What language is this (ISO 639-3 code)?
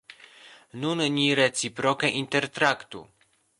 epo